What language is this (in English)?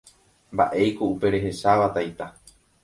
Guarani